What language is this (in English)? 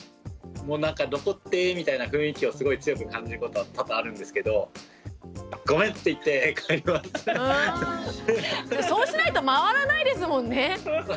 Japanese